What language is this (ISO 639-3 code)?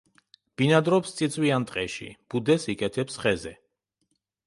kat